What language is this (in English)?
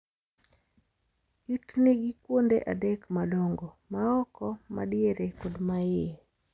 Luo (Kenya and Tanzania)